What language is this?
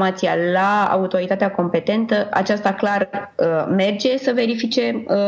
Romanian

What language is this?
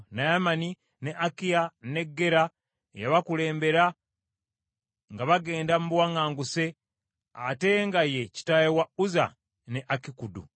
Ganda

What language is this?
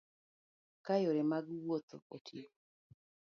Luo (Kenya and Tanzania)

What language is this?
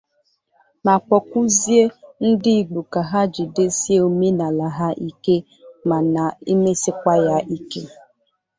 Igbo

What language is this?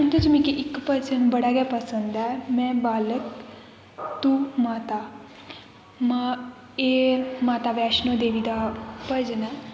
Dogri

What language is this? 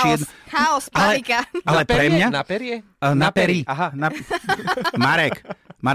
Slovak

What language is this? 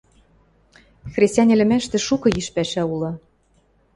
Western Mari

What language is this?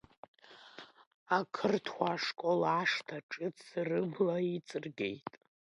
Abkhazian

